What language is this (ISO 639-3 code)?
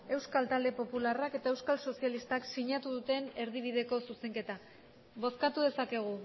eus